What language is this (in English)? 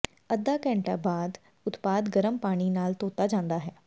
Punjabi